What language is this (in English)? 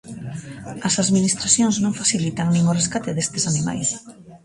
Galician